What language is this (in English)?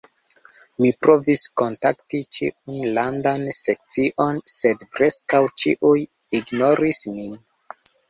Esperanto